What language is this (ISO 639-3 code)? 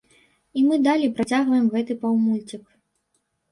bel